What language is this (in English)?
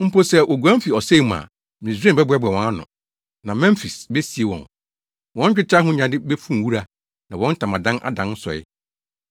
Akan